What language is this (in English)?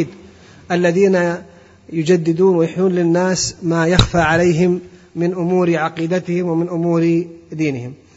Arabic